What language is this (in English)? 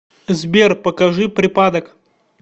Russian